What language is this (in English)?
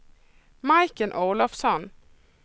Swedish